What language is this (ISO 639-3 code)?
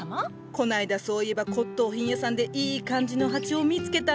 jpn